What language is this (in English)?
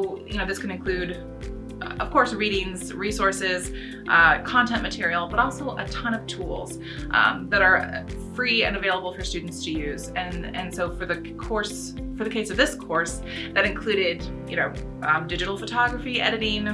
English